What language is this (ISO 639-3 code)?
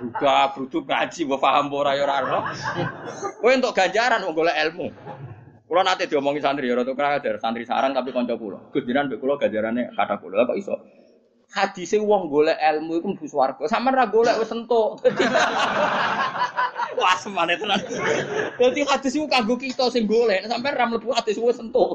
ind